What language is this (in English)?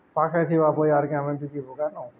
Odia